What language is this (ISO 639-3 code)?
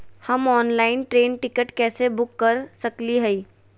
mag